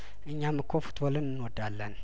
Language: Amharic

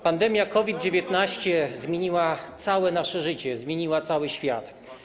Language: Polish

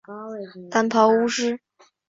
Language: Chinese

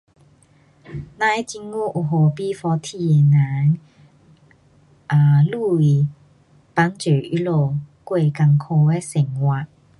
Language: Pu-Xian Chinese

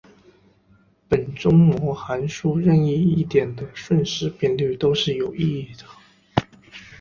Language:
Chinese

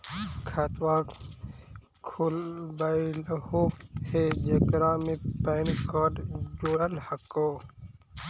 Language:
Magahi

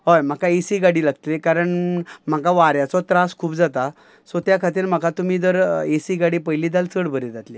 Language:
Konkani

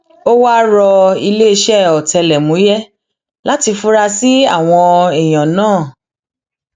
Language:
Yoruba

